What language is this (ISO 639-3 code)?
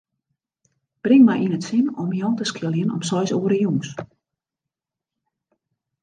fry